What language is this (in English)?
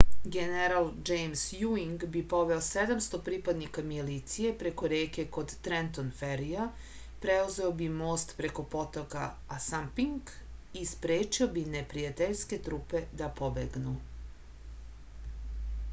Serbian